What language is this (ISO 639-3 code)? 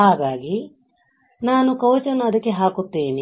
kan